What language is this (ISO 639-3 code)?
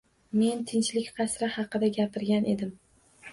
uzb